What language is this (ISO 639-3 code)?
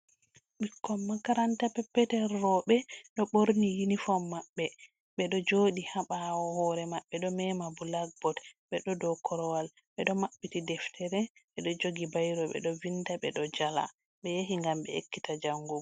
ful